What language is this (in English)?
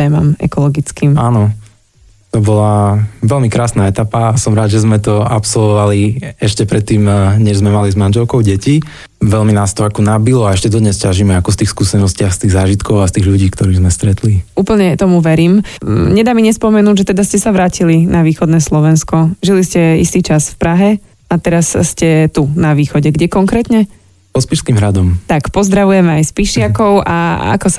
Slovak